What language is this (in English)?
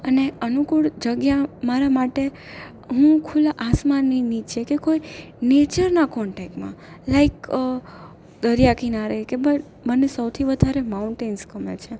Gujarati